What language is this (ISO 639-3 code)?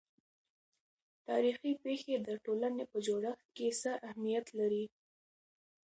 pus